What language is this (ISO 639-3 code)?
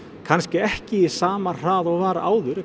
isl